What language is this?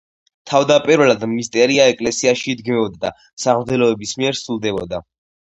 Georgian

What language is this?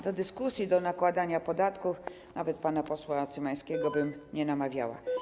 Polish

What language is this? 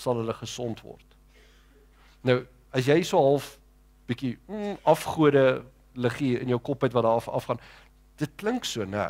Dutch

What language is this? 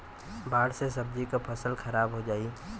Bhojpuri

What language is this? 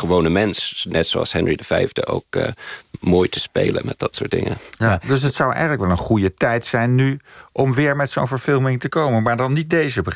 Dutch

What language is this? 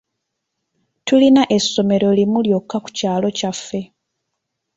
Ganda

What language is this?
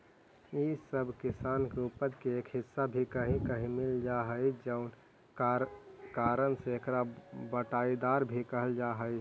Magahi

